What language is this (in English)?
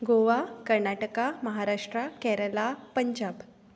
Konkani